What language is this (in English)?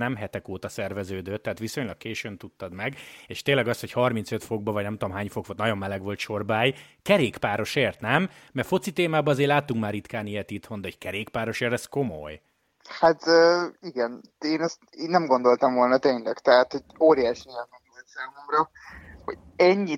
Hungarian